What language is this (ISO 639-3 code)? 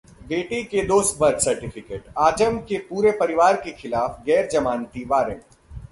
hin